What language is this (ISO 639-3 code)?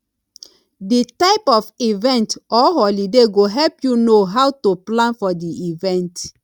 pcm